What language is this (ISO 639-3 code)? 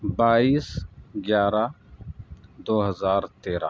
urd